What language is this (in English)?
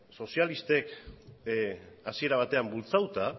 Basque